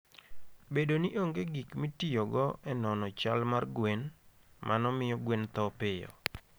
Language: Luo (Kenya and Tanzania)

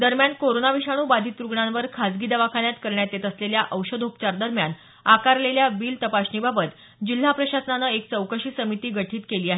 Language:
Marathi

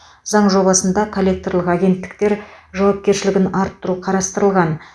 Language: Kazakh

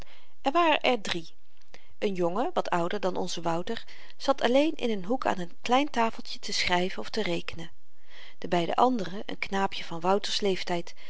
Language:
Dutch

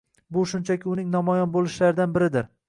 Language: Uzbek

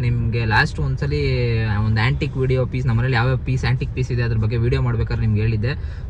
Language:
Kannada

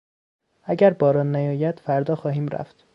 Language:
Persian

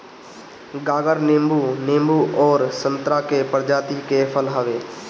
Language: Bhojpuri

